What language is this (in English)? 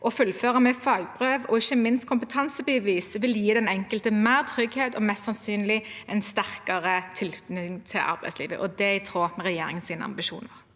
Norwegian